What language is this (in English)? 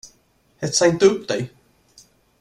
Swedish